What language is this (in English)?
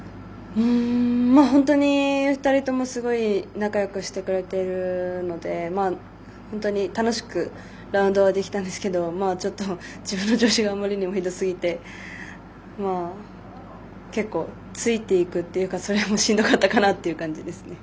Japanese